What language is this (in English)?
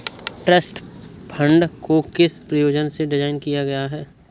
Hindi